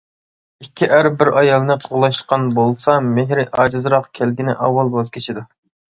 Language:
Uyghur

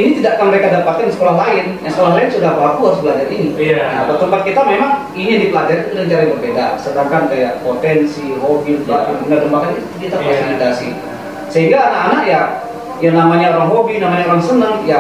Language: Indonesian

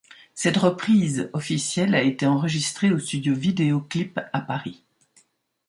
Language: French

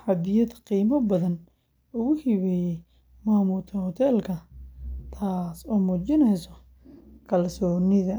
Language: Somali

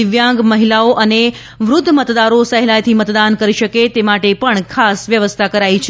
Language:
Gujarati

